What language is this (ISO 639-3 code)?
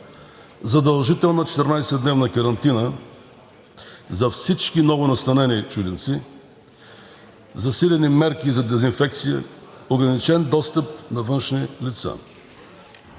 bul